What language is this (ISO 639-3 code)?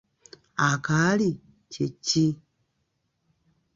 lug